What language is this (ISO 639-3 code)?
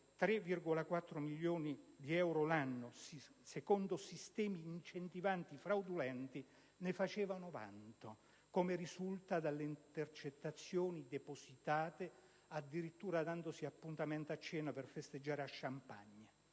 ita